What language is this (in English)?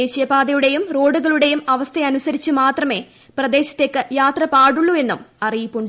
Malayalam